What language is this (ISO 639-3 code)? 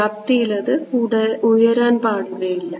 mal